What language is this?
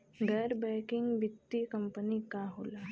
Bhojpuri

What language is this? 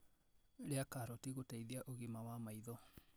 Kikuyu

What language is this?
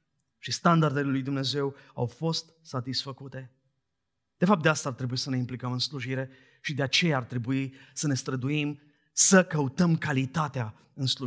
Romanian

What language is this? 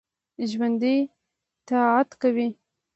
Pashto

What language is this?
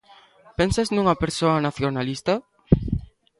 Galician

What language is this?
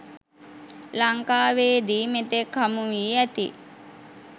Sinhala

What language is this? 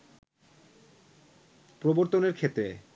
Bangla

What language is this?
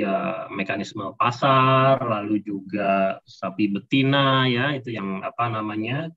Indonesian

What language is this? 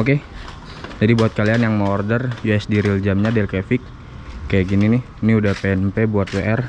Indonesian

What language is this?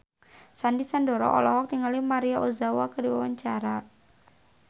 Sundanese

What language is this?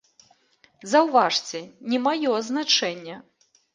Belarusian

